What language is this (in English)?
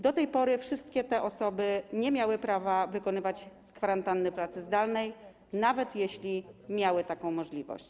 Polish